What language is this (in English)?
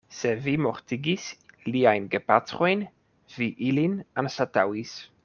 Esperanto